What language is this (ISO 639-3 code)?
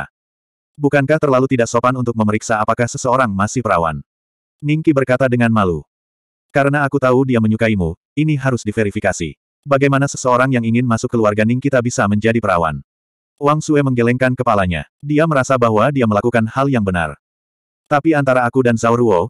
ind